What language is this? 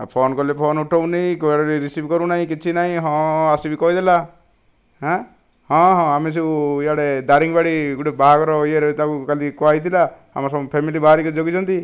Odia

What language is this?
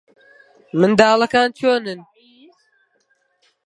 Central Kurdish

